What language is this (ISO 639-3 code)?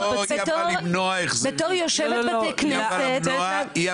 heb